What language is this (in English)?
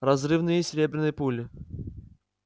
Russian